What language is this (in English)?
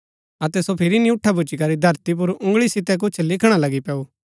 Gaddi